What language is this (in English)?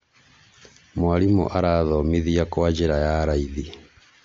Kikuyu